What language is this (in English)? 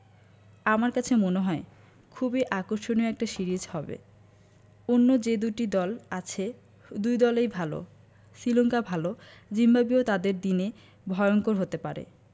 Bangla